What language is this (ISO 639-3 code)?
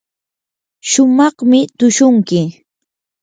qur